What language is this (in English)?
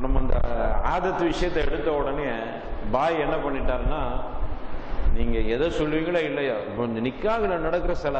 Arabic